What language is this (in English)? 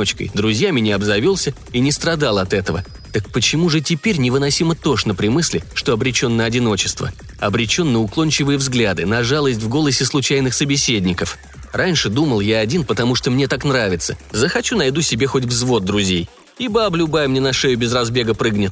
Russian